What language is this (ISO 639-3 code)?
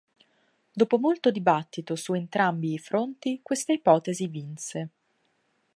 ita